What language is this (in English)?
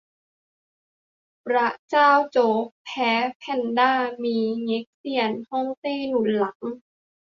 Thai